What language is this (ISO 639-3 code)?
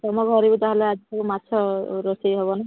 ori